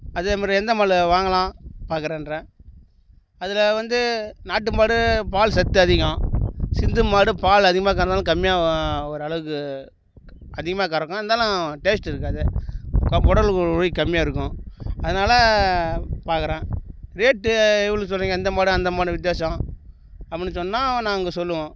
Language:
Tamil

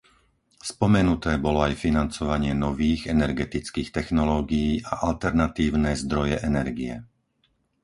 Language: Slovak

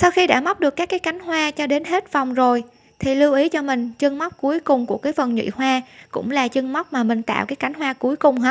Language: Vietnamese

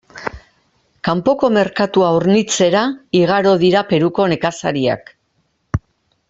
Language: Basque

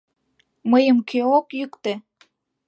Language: Mari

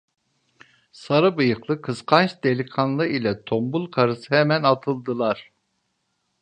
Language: Turkish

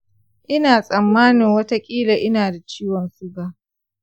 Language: Hausa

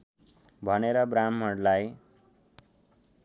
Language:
Nepali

